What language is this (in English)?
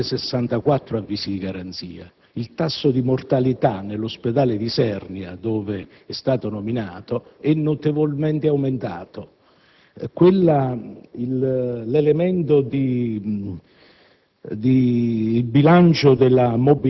Italian